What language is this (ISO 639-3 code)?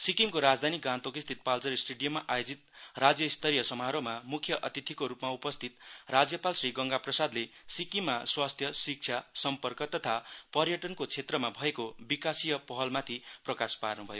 nep